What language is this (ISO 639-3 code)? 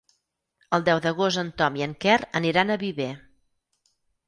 cat